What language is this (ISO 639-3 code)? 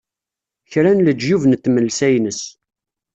kab